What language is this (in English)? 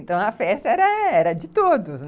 Portuguese